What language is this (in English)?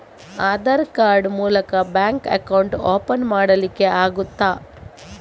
Kannada